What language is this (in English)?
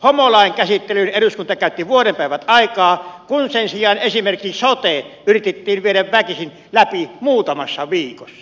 Finnish